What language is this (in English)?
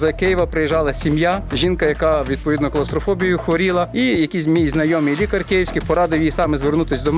Ukrainian